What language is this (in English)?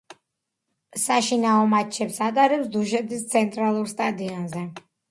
Georgian